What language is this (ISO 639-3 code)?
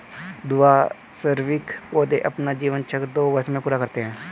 hin